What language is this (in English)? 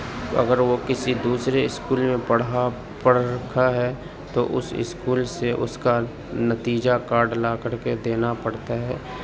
Urdu